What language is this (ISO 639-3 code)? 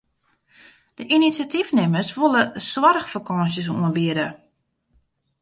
fry